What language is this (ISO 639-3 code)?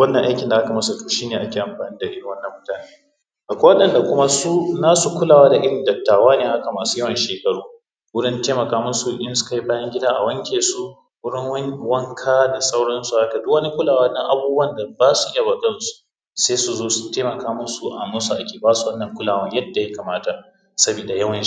hau